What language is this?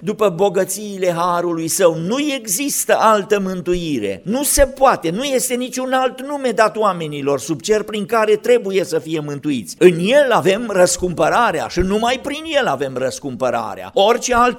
Romanian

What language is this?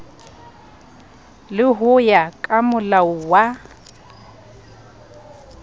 Southern Sotho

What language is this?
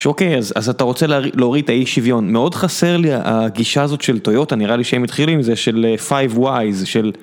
Hebrew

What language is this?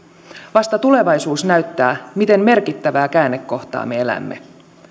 Finnish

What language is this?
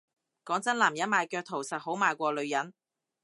Cantonese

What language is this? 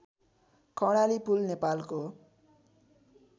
Nepali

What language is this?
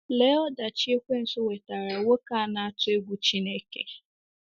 Igbo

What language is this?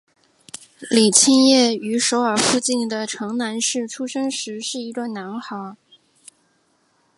Chinese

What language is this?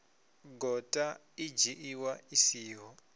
Venda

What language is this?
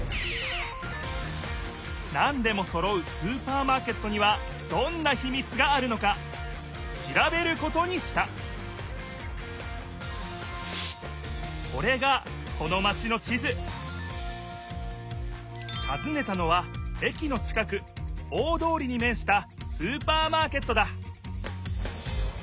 Japanese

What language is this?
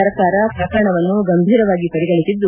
Kannada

